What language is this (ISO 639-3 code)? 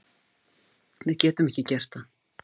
isl